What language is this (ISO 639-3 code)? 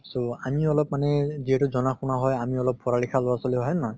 asm